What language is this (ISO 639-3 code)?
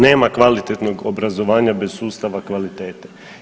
hrv